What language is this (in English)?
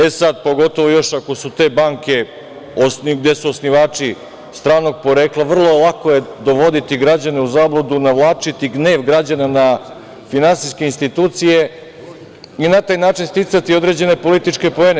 Serbian